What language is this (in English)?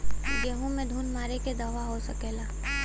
Bhojpuri